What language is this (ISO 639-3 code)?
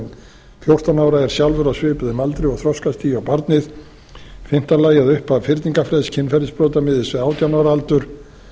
isl